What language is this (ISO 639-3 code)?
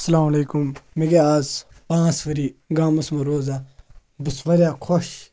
kas